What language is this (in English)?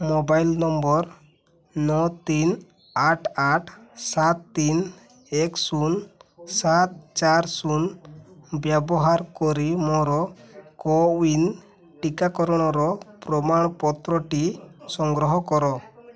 Odia